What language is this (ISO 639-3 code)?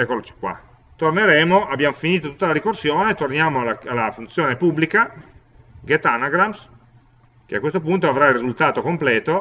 ita